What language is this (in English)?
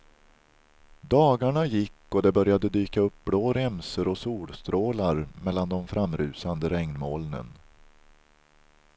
Swedish